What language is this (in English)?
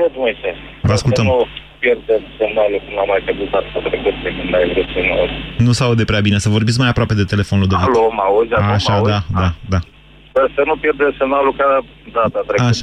Romanian